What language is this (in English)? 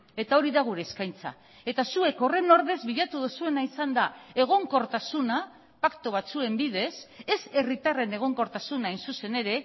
Basque